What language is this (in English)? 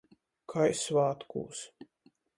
Latgalian